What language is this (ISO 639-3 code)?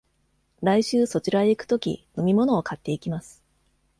jpn